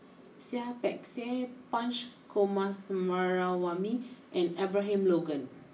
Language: English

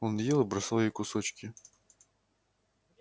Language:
Russian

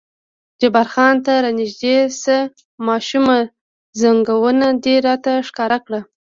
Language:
Pashto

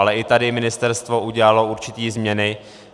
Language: Czech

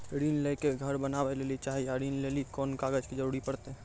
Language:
Maithili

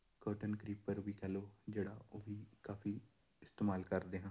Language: Punjabi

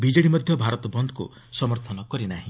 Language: Odia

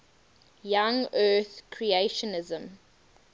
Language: English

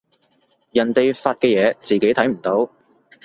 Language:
Cantonese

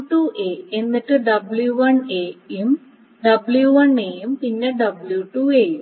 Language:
Malayalam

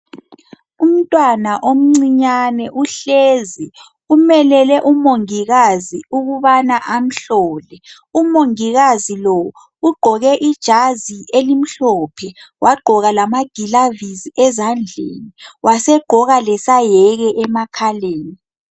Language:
North Ndebele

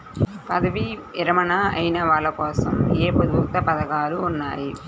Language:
Telugu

